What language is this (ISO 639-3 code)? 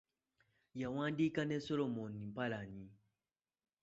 lug